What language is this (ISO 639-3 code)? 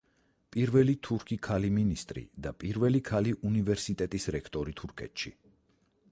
kat